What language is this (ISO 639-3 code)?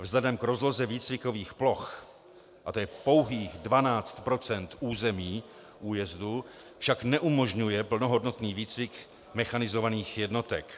ces